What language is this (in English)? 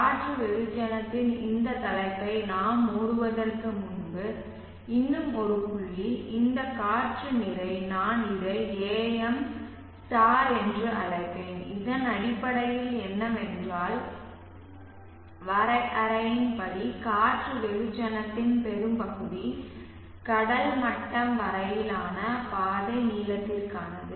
Tamil